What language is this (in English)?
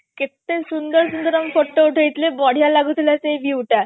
Odia